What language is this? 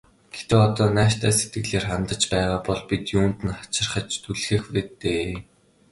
Mongolian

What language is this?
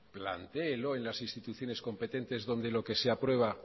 Spanish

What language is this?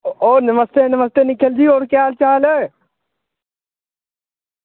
Dogri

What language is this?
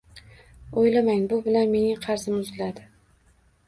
Uzbek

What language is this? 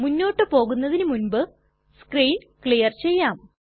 Malayalam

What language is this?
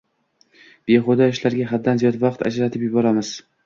Uzbek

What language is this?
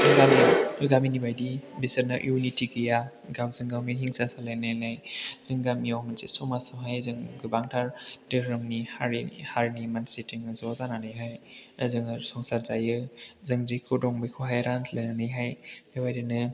Bodo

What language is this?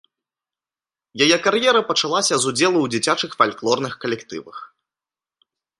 Belarusian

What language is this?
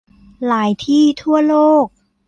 Thai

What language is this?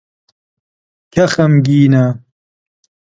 Central Kurdish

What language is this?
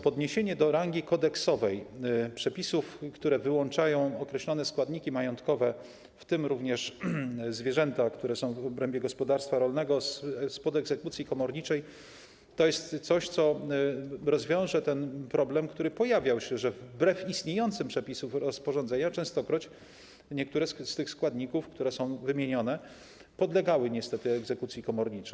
Polish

